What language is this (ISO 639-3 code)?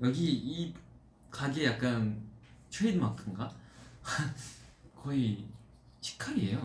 kor